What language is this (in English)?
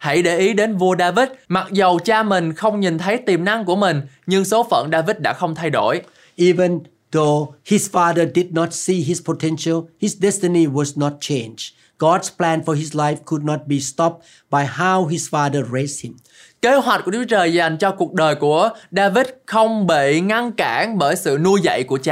Vietnamese